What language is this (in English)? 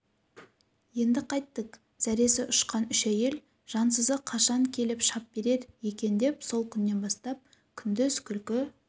Kazakh